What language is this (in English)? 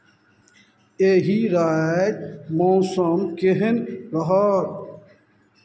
Maithili